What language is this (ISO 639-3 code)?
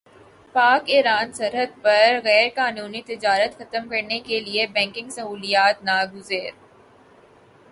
urd